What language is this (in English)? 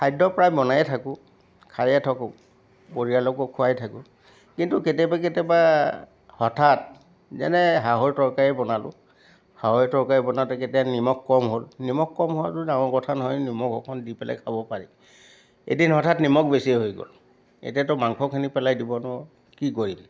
Assamese